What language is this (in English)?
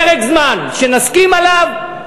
Hebrew